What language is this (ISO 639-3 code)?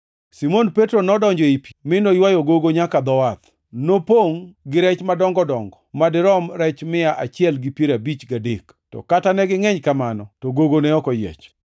luo